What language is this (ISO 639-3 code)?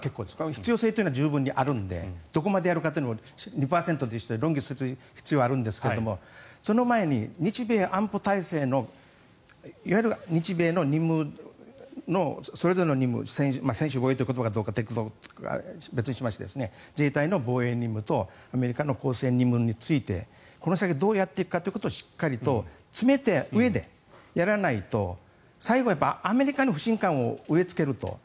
jpn